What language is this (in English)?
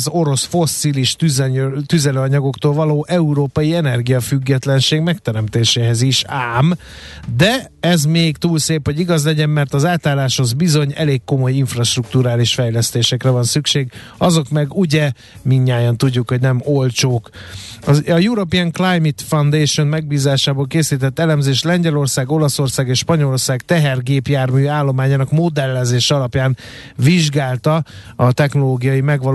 Hungarian